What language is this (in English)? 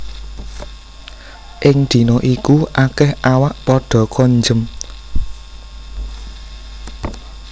Javanese